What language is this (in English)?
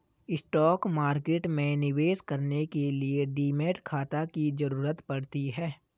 Hindi